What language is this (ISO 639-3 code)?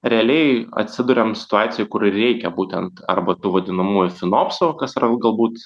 lit